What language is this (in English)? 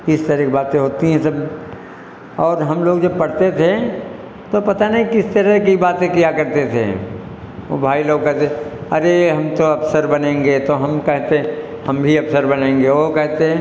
Hindi